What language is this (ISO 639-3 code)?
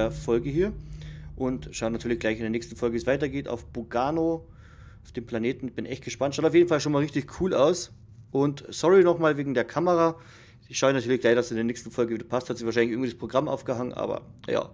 deu